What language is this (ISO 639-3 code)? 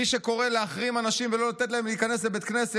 heb